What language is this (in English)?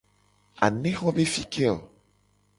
Gen